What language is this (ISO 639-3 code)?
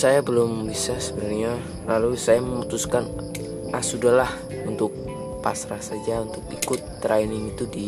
ind